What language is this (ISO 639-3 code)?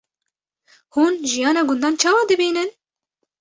kur